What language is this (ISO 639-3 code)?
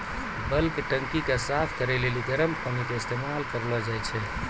mai